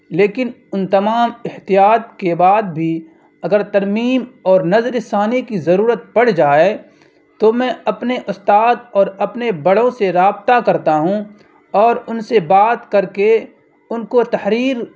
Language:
Urdu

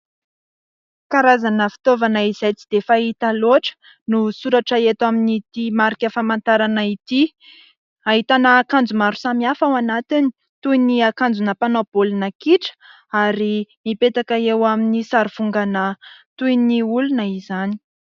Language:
Malagasy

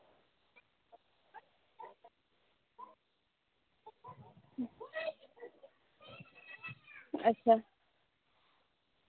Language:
Santali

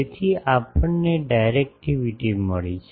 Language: Gujarati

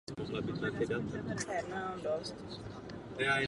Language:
Czech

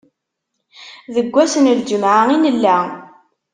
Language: Kabyle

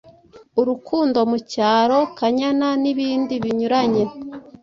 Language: Kinyarwanda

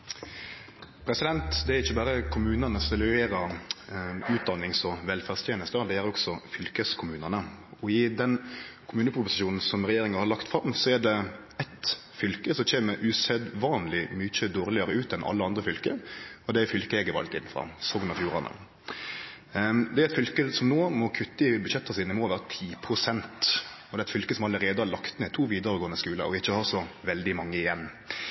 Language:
Norwegian Nynorsk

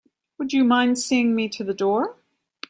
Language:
English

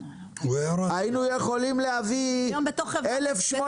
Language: Hebrew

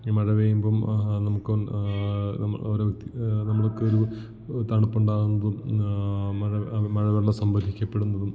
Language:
Malayalam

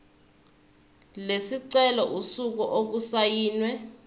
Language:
Zulu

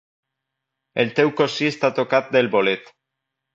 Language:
Catalan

